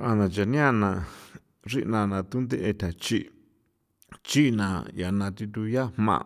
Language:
San Felipe Otlaltepec Popoloca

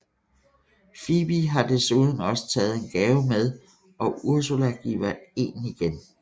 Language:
Danish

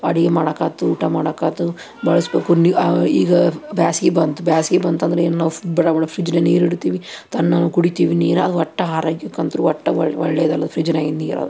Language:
Kannada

